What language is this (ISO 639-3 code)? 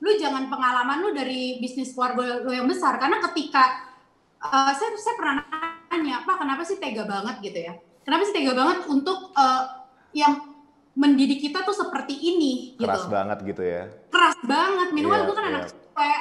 ind